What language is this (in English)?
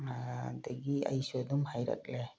Manipuri